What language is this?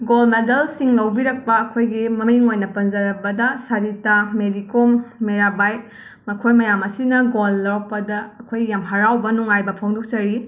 Manipuri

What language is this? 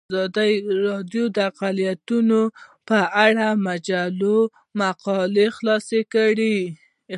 Pashto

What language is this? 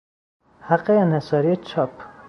Persian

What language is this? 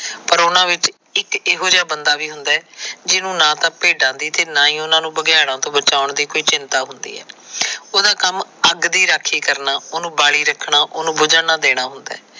Punjabi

